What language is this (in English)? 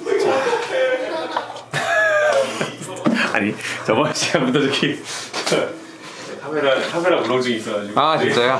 Korean